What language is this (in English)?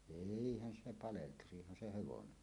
Finnish